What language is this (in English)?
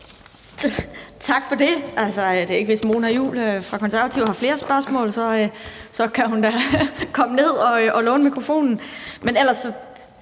Danish